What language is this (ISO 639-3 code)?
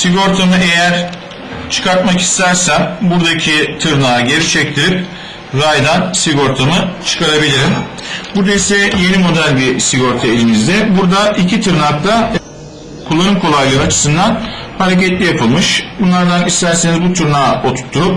tur